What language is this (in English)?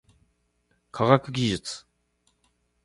Japanese